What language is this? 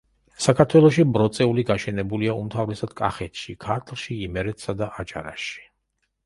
Georgian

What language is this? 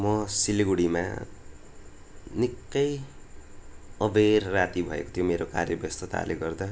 Nepali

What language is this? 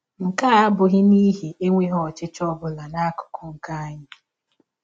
Igbo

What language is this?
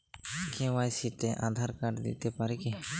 Bangla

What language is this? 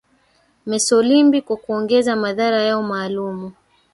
Swahili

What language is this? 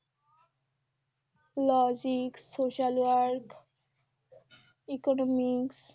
Bangla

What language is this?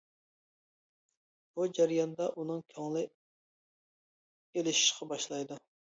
Uyghur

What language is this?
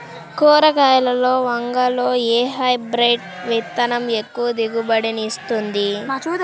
Telugu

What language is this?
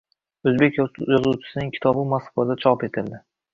Uzbek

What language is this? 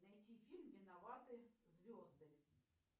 Russian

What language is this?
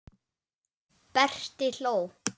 Icelandic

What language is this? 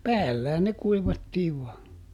Finnish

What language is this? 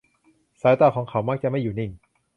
Thai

